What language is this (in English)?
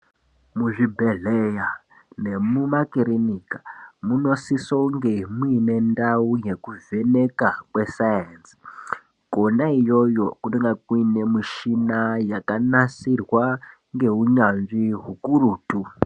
Ndau